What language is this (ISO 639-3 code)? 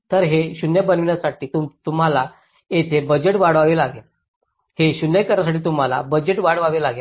mar